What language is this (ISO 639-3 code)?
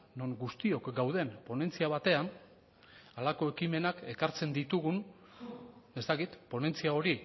eus